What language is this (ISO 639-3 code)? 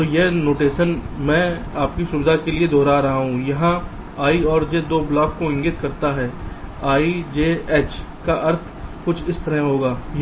hin